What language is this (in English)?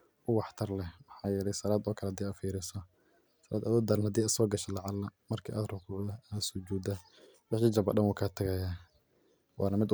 Somali